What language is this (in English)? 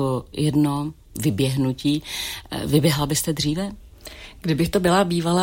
Czech